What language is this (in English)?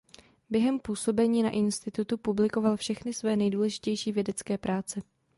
Czech